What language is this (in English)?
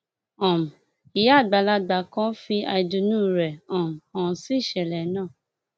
Yoruba